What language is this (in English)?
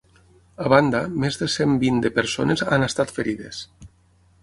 Catalan